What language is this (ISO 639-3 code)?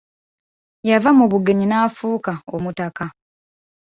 lug